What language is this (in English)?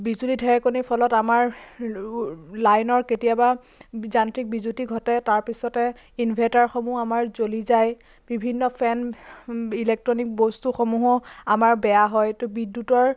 Assamese